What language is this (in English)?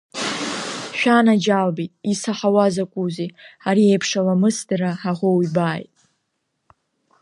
Abkhazian